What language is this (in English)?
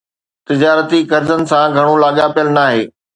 Sindhi